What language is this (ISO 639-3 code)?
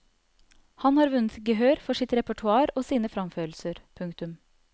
nor